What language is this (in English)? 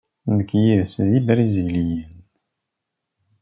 Kabyle